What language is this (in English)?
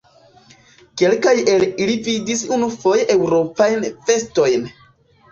Esperanto